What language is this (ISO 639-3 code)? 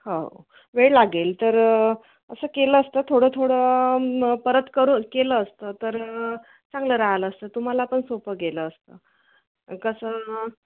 mar